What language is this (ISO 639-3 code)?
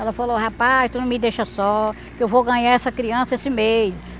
por